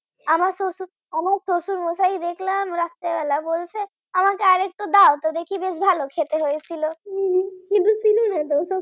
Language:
Bangla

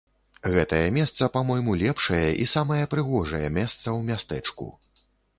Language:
Belarusian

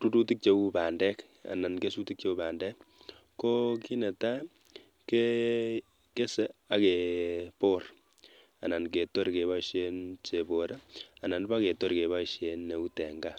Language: Kalenjin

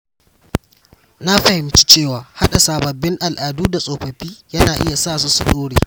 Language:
Hausa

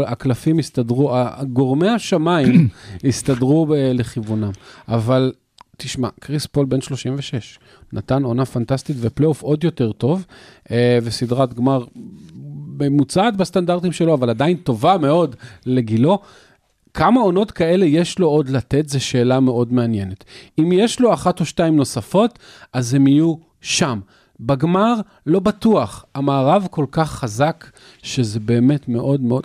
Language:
Hebrew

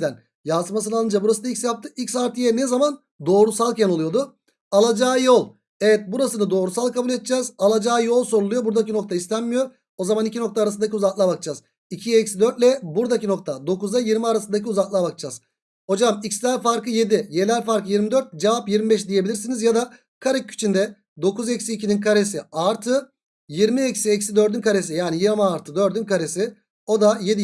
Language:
Turkish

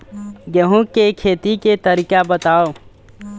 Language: Chhattisgarhi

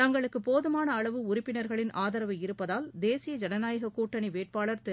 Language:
Tamil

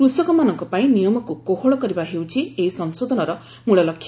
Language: Odia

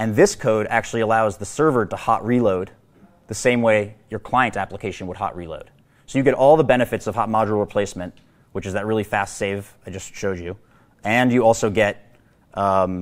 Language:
English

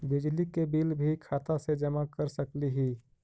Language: Magahi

